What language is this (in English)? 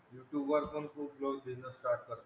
Marathi